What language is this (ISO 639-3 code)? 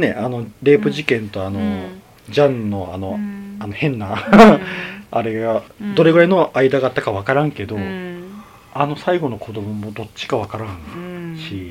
jpn